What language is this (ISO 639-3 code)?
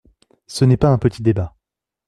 fra